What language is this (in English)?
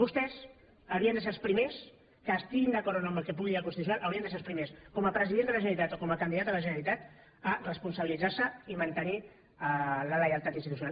Catalan